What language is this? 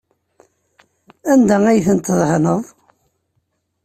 Kabyle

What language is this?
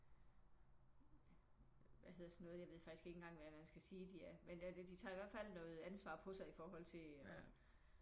Danish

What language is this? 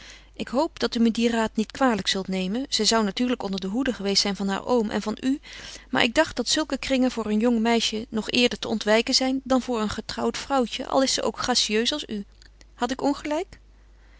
Dutch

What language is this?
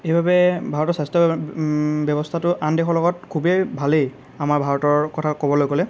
Assamese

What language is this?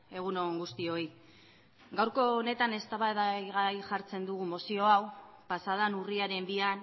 Basque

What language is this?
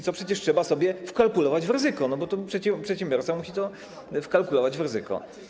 Polish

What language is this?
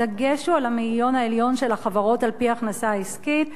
Hebrew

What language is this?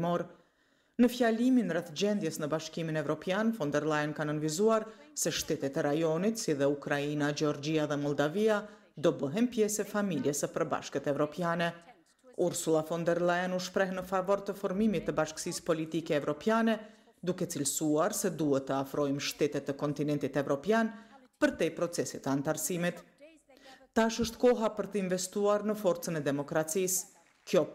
Romanian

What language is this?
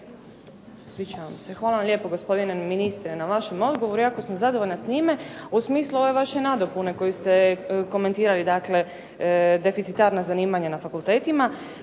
Croatian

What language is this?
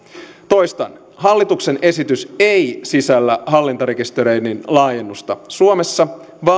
Finnish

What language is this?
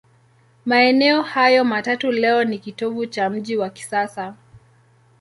Swahili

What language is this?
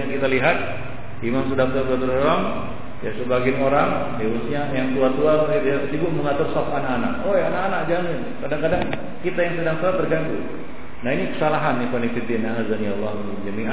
Malay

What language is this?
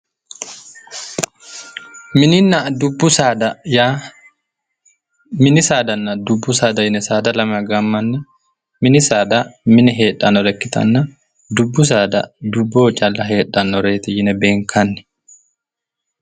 Sidamo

